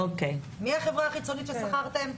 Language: Hebrew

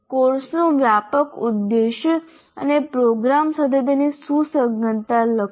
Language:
Gujarati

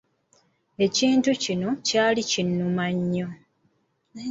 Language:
Ganda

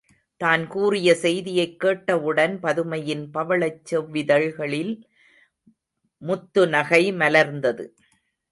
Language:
Tamil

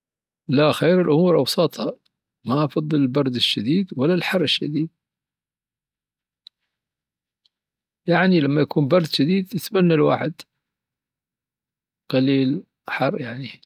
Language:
Dhofari Arabic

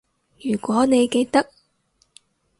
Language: Cantonese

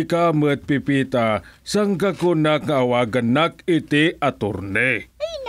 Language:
Filipino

